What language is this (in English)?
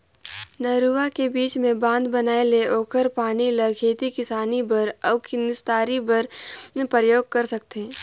Chhattisgarhi